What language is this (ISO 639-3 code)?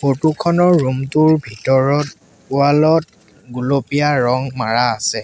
asm